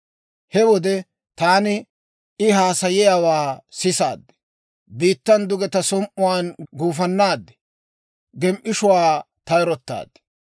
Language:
Dawro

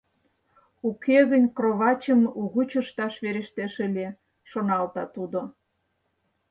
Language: Mari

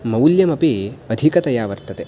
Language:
Sanskrit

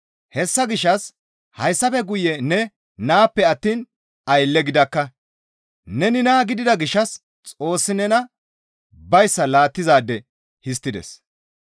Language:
Gamo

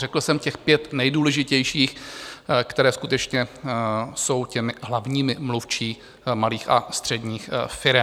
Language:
Czech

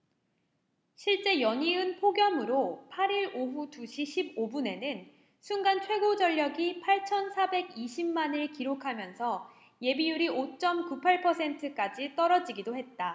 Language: Korean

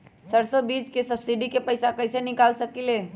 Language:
Magahi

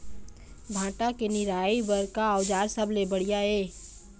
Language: Chhattisgarhi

